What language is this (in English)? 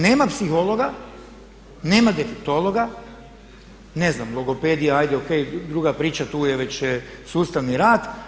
Croatian